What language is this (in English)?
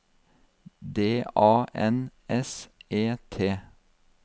Norwegian